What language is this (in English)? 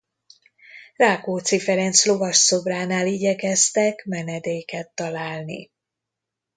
Hungarian